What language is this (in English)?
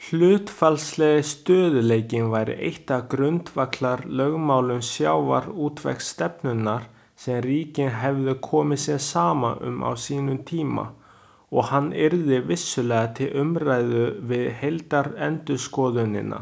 Icelandic